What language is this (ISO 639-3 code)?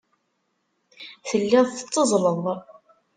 kab